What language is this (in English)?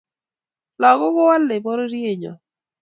Kalenjin